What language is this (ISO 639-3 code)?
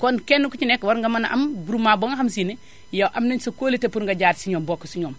wol